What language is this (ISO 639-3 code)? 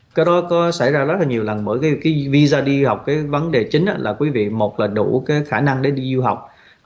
vie